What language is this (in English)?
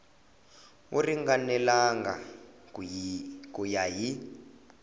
Tsonga